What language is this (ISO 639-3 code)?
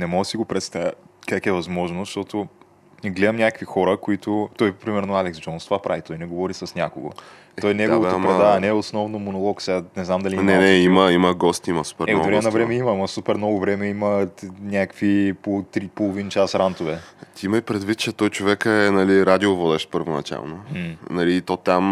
bul